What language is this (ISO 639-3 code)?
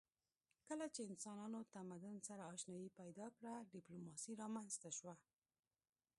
pus